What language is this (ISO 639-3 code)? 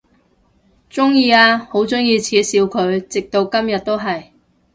yue